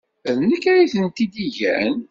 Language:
Kabyle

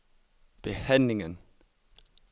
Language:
Danish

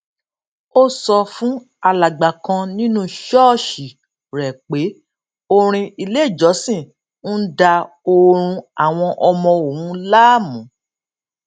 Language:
Yoruba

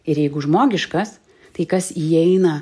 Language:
Lithuanian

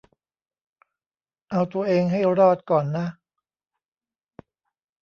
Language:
Thai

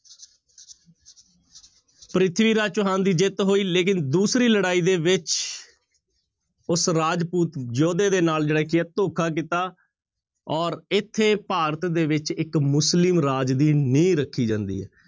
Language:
Punjabi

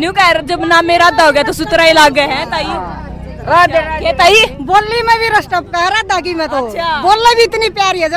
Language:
Hindi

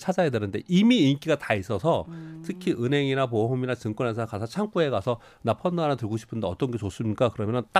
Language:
Korean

